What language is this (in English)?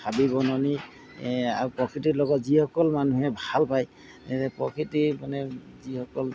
Assamese